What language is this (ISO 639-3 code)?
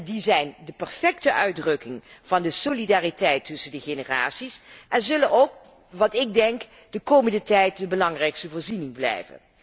nld